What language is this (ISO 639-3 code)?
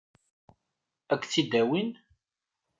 kab